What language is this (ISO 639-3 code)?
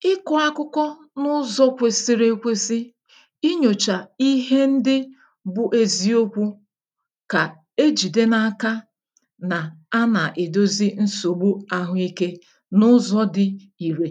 ibo